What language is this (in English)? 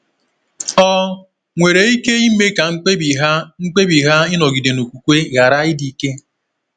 Igbo